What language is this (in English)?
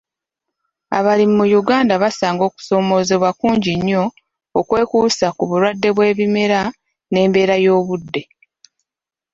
Ganda